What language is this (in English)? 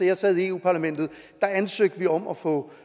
Danish